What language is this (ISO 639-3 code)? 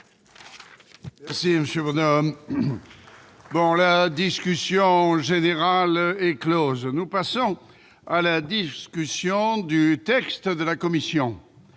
fra